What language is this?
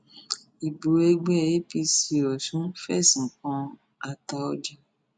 Yoruba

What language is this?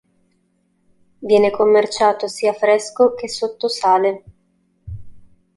Italian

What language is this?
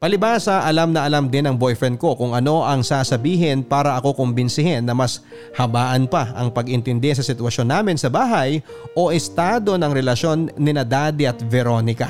Filipino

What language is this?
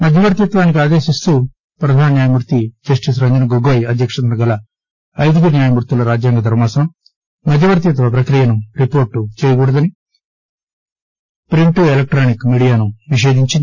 Telugu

